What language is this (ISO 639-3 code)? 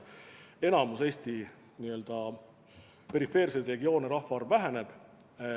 est